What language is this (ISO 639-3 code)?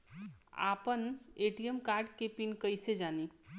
bho